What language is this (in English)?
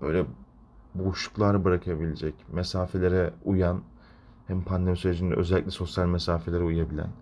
Turkish